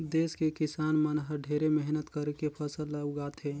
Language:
Chhattisgarhi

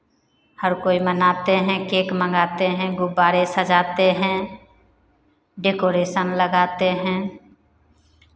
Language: Hindi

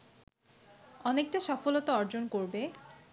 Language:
Bangla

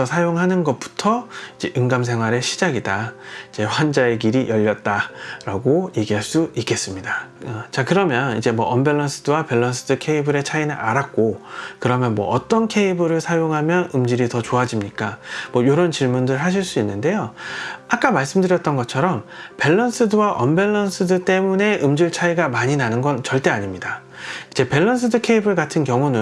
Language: Korean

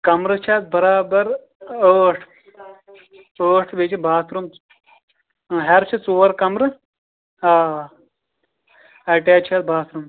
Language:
Kashmiri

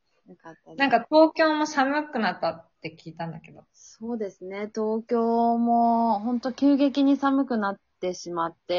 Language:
Japanese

